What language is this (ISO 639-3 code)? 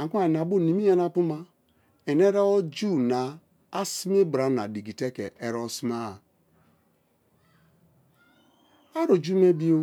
ijn